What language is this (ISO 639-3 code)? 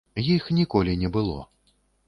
bel